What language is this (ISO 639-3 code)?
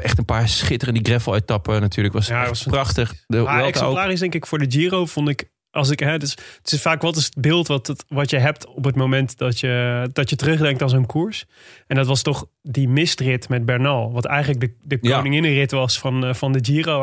nld